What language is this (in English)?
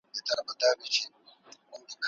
Pashto